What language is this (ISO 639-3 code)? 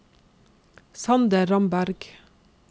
nor